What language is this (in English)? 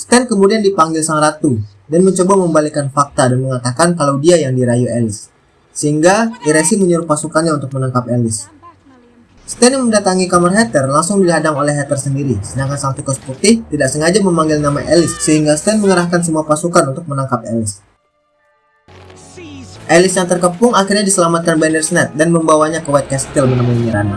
Indonesian